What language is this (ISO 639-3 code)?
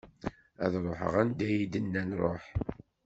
kab